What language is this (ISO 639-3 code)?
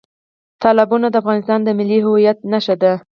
pus